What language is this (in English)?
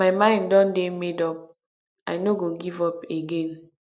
Nigerian Pidgin